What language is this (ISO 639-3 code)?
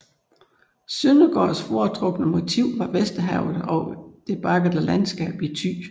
dan